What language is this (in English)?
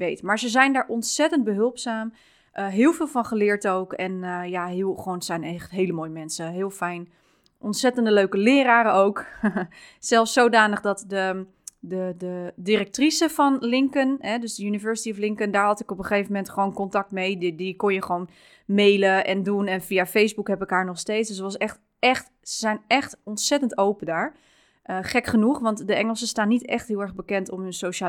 Dutch